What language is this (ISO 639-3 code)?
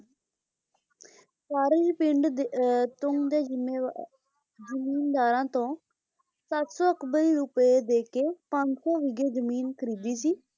pan